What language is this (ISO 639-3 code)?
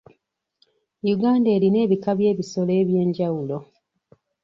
lug